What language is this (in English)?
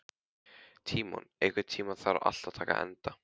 Icelandic